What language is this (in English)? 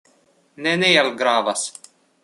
Esperanto